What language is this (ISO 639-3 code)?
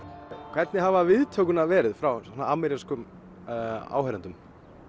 isl